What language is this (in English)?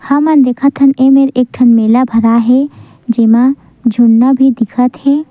Chhattisgarhi